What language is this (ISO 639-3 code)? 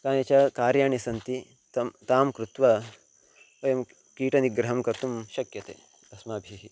san